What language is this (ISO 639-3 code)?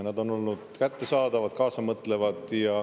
est